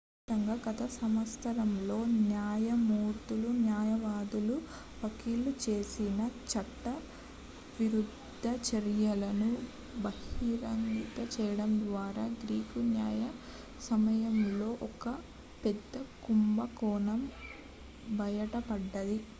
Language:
Telugu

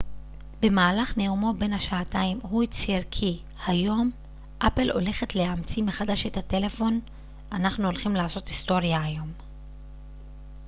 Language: Hebrew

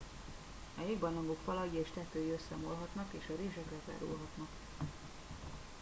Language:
Hungarian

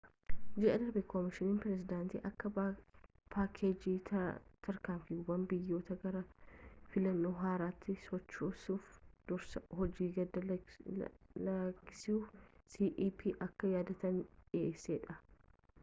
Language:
Oromo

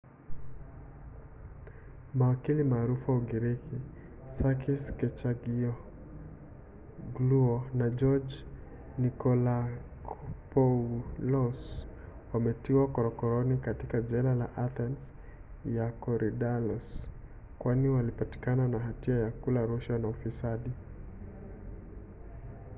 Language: Swahili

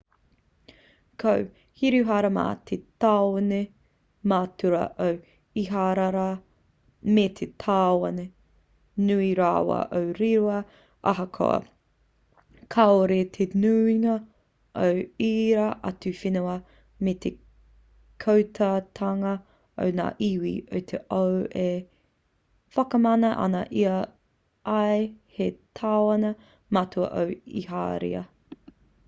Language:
Māori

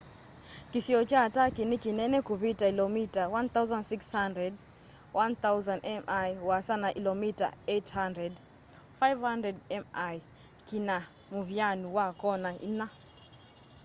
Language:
Kamba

